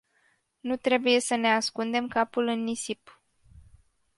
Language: Romanian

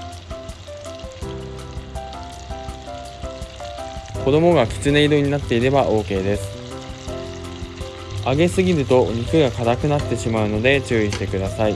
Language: Japanese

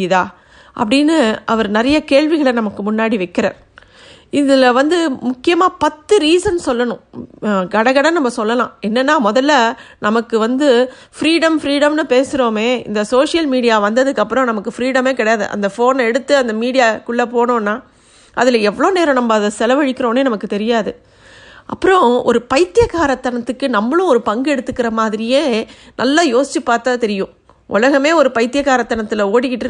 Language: Tamil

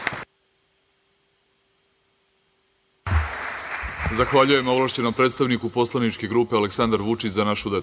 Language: Serbian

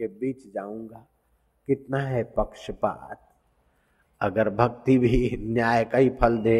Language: Hindi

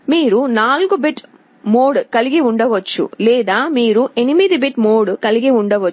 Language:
Telugu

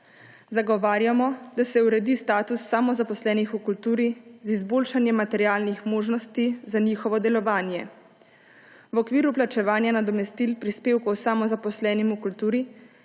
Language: Slovenian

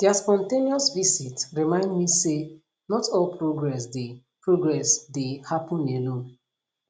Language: Nigerian Pidgin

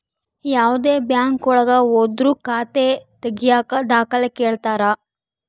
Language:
Kannada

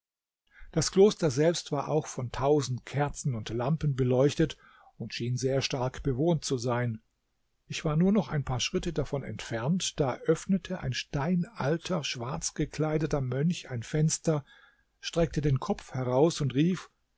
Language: German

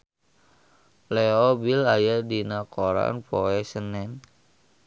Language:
Sundanese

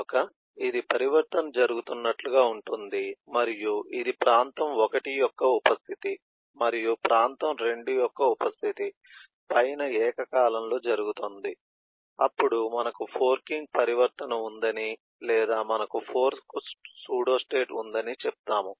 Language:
Telugu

